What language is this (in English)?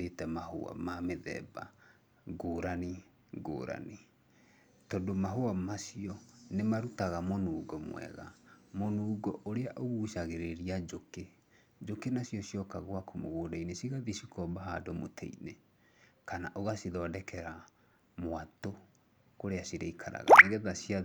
Kikuyu